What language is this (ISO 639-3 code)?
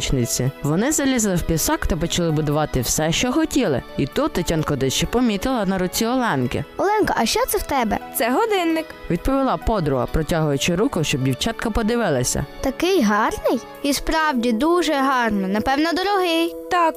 ukr